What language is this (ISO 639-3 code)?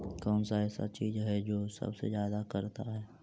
mag